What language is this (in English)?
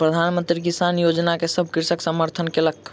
Maithili